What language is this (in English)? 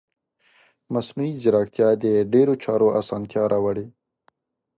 Pashto